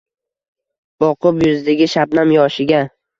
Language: Uzbek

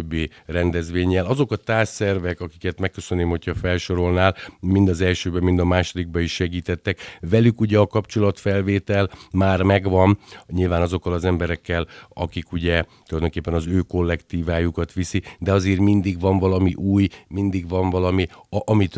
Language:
Hungarian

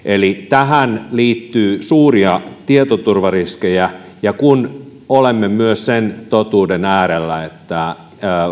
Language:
Finnish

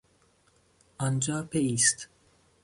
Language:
Persian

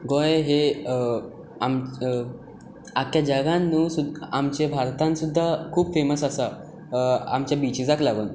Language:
Konkani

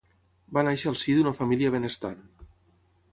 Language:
Catalan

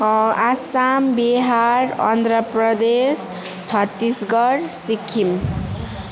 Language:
Nepali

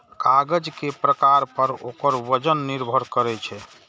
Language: Maithili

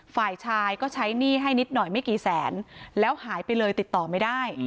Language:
Thai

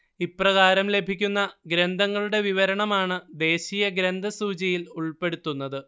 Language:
Malayalam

